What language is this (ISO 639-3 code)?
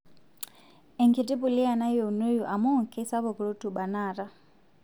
mas